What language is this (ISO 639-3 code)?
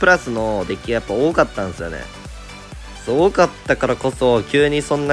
jpn